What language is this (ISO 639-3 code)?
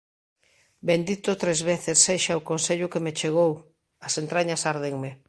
glg